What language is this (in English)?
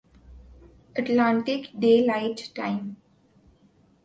Urdu